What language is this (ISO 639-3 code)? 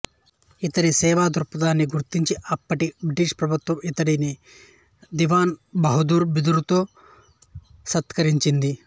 tel